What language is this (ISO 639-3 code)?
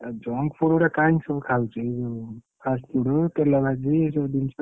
ori